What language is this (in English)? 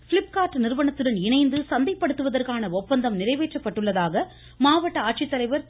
Tamil